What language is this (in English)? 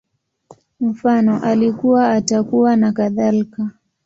Swahili